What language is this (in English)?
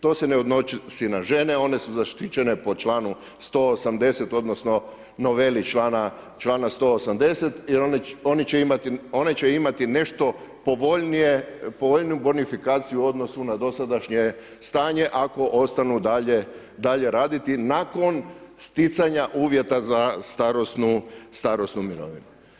Croatian